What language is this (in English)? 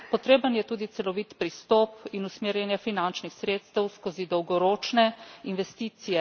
Slovenian